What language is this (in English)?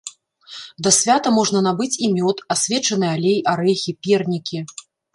Belarusian